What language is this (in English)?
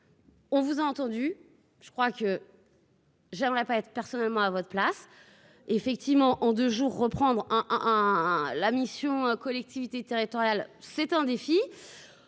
French